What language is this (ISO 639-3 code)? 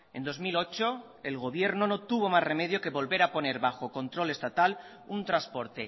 spa